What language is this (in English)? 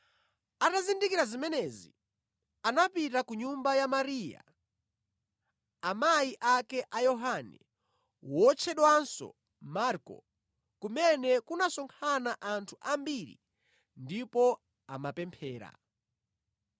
Nyanja